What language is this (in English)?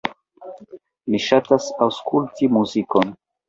Esperanto